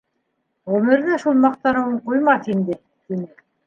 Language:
Bashkir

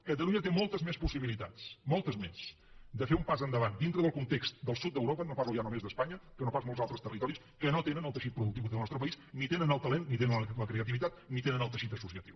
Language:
Catalan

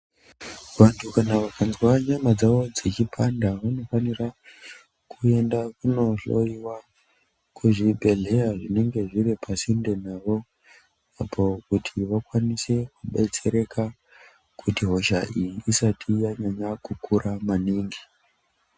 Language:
Ndau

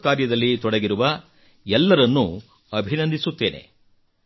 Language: Kannada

